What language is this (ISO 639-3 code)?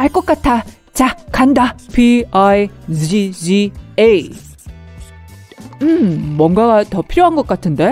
kor